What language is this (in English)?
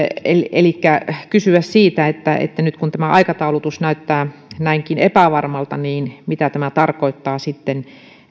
Finnish